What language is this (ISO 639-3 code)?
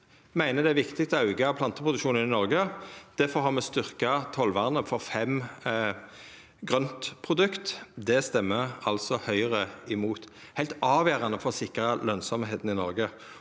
nor